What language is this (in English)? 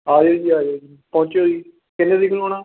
Punjabi